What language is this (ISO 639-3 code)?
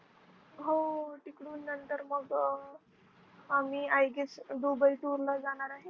mar